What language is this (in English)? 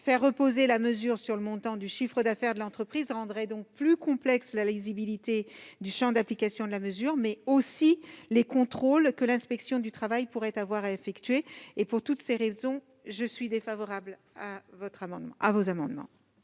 French